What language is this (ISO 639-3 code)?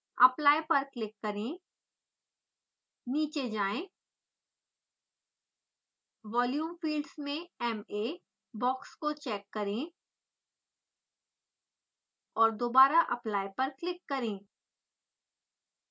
hin